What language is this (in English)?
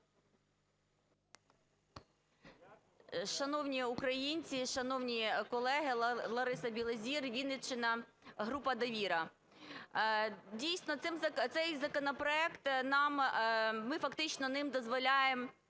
Ukrainian